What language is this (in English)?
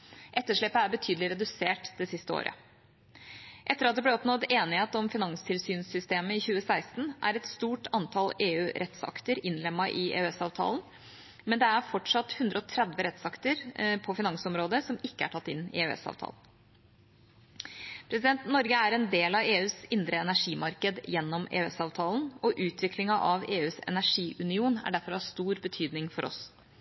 Norwegian Bokmål